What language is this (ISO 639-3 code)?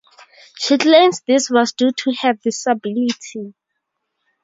eng